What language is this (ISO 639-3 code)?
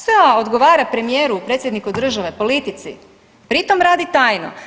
hrv